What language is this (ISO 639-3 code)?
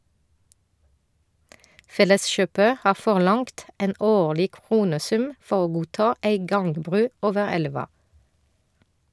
nor